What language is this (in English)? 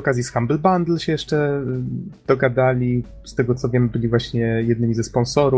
Polish